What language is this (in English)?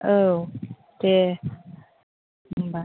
Bodo